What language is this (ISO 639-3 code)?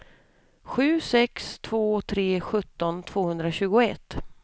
swe